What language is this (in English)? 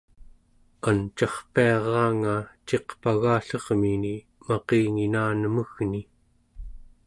Central Yupik